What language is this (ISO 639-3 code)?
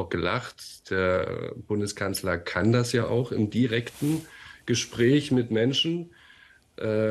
deu